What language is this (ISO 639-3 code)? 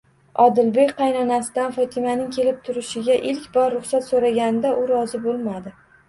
uzb